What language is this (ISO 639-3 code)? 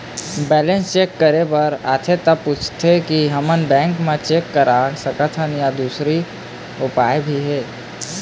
hne